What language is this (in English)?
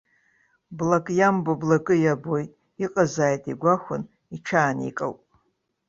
Abkhazian